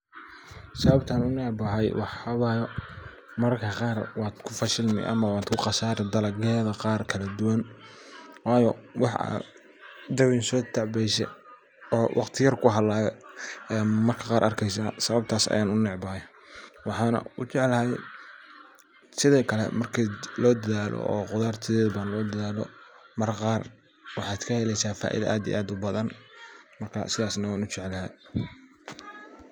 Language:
Somali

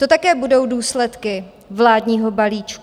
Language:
Czech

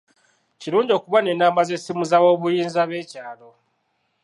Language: Ganda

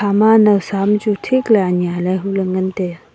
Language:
Wancho Naga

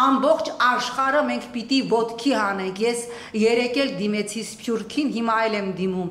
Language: Romanian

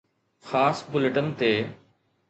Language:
Sindhi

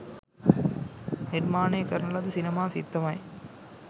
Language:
Sinhala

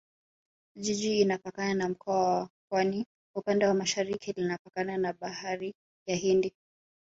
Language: Swahili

